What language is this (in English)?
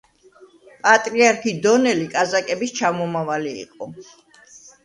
Georgian